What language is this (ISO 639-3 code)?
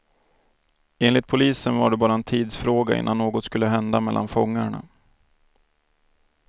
swe